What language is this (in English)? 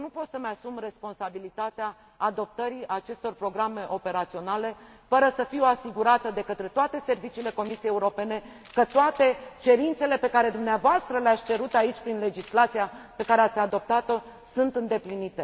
Romanian